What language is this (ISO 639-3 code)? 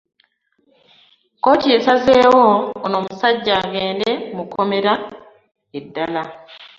lug